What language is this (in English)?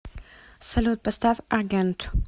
Russian